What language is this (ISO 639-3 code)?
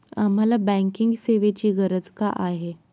mar